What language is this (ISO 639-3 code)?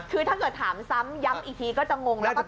tha